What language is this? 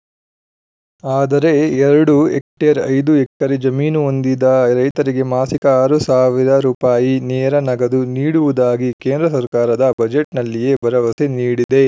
Kannada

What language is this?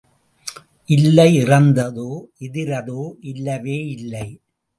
Tamil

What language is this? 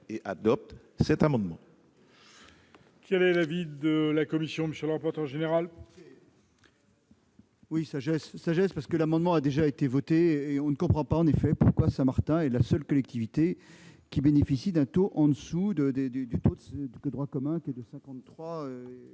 French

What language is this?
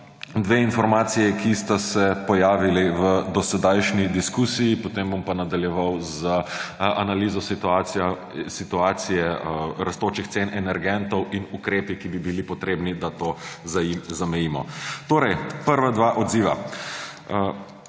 Slovenian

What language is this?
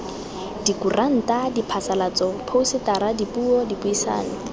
Tswana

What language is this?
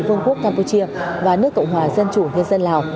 Vietnamese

